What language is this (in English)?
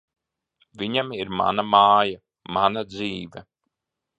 Latvian